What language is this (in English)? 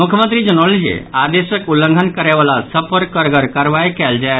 Maithili